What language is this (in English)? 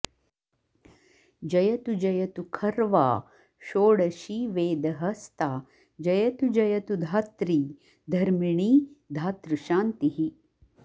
Sanskrit